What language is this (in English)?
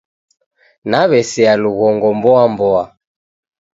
Taita